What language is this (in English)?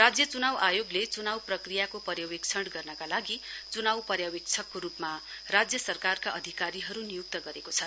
Nepali